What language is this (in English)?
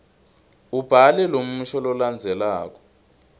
Swati